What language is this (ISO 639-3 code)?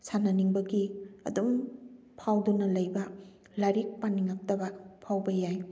mni